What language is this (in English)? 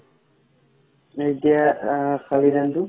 Assamese